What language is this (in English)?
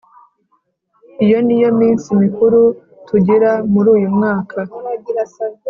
Kinyarwanda